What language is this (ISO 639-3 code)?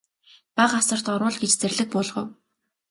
mon